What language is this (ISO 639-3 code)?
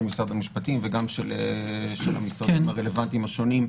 heb